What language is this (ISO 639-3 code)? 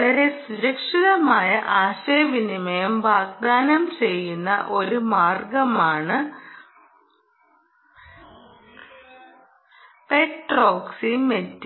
mal